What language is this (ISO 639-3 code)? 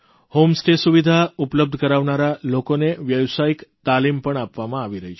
guj